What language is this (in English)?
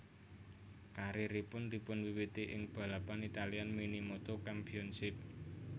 Javanese